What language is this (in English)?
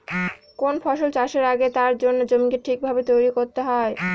Bangla